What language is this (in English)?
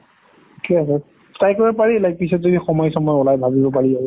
Assamese